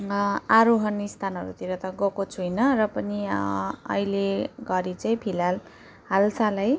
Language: Nepali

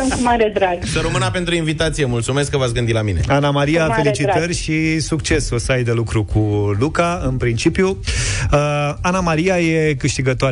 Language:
Romanian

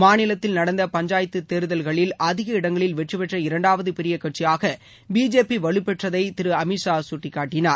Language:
Tamil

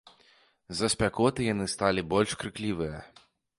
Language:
Belarusian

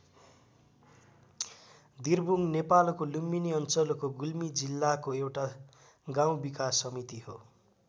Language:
Nepali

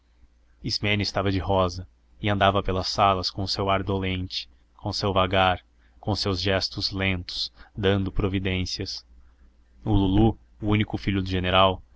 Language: Portuguese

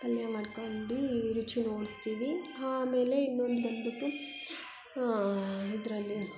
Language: Kannada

